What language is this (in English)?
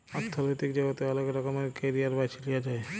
Bangla